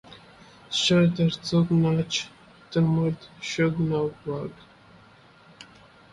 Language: English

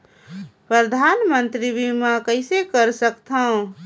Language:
Chhattisgarhi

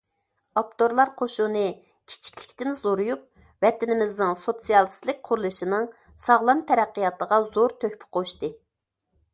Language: Uyghur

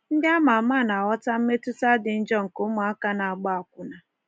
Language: Igbo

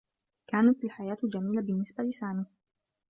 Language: Arabic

